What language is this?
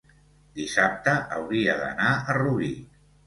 Catalan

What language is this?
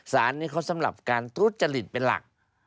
Thai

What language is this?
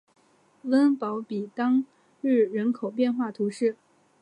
Chinese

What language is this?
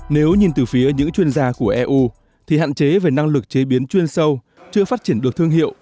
Vietnamese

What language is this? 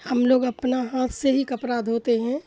Urdu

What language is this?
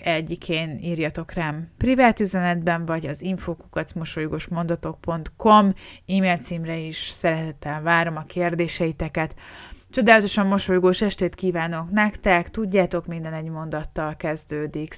Hungarian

